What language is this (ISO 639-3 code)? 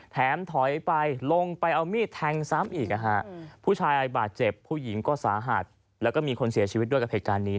tha